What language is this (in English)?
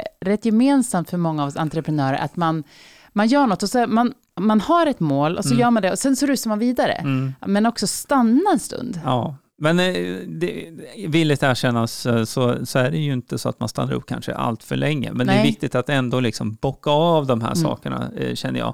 Swedish